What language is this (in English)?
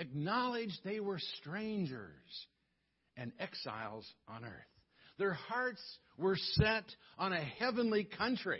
English